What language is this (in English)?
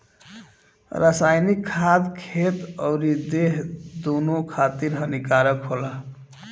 Bhojpuri